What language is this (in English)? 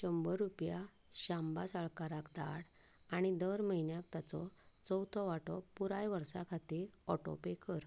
Konkani